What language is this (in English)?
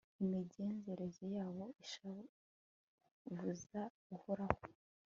Kinyarwanda